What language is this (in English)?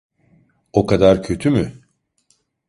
Turkish